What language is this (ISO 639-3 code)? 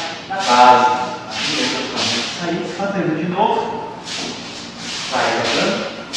por